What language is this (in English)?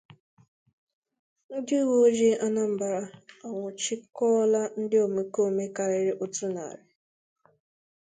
Igbo